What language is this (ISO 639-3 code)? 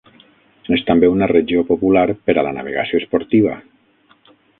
cat